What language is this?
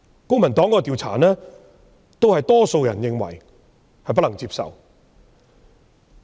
Cantonese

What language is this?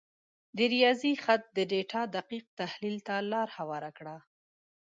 Pashto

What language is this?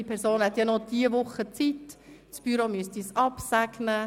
Swiss German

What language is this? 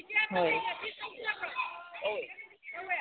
Manipuri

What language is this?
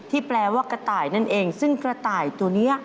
Thai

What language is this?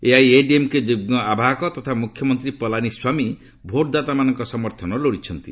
Odia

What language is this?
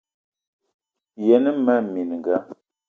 Eton (Cameroon)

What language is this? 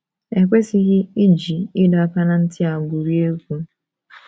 Igbo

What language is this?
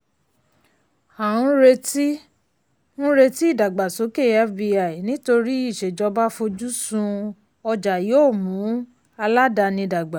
Yoruba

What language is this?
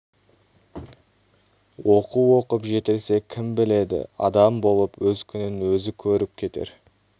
Kazakh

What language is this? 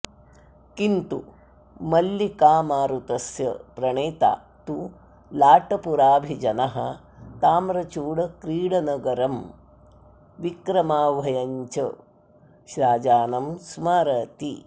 Sanskrit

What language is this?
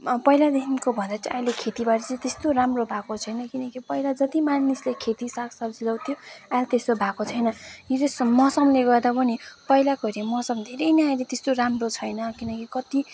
Nepali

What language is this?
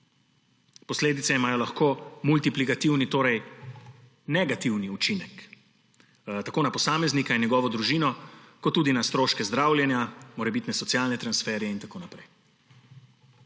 Slovenian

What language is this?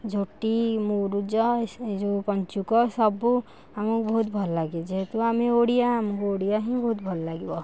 Odia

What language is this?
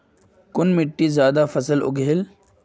Magahi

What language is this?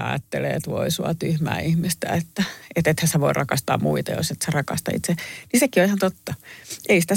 Finnish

